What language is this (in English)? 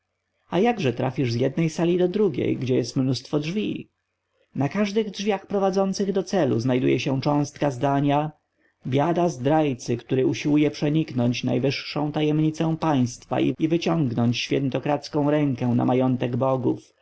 Polish